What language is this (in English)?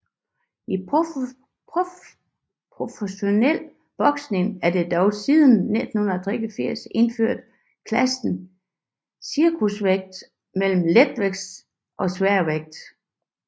Danish